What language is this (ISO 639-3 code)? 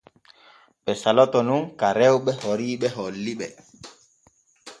fue